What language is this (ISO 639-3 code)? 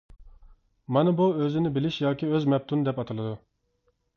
uig